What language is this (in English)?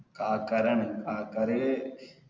Malayalam